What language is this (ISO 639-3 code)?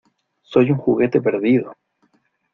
spa